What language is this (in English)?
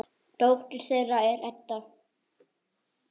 Icelandic